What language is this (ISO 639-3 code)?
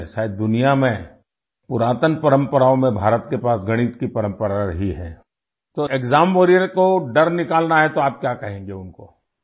urd